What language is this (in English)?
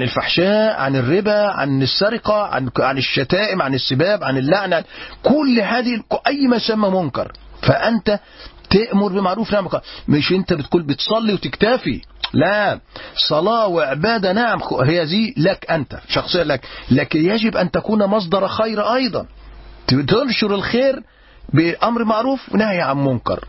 Arabic